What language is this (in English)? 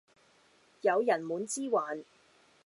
Cantonese